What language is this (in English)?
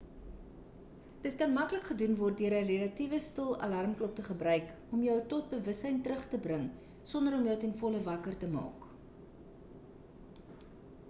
Afrikaans